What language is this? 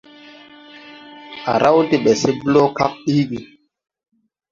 Tupuri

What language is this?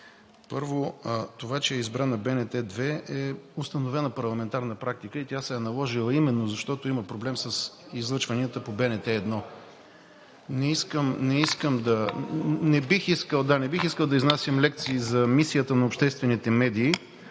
Bulgarian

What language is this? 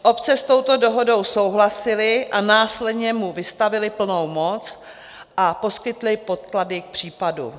Czech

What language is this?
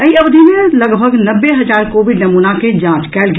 Maithili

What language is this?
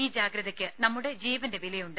Malayalam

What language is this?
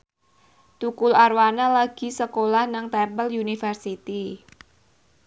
Javanese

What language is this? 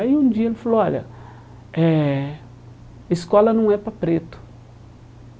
Portuguese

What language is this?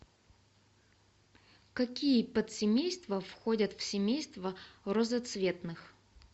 Russian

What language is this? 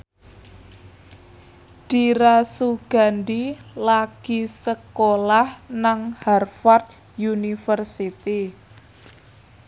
Javanese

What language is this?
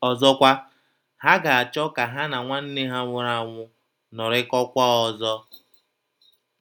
Igbo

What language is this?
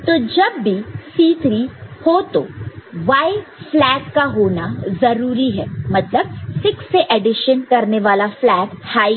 Hindi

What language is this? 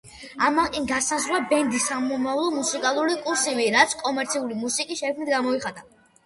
Georgian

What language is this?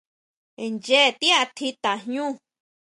Huautla Mazatec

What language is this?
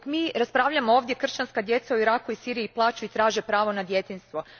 Croatian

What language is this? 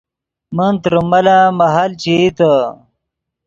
Yidgha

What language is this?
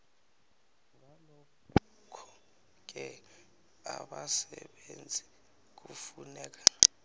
South Ndebele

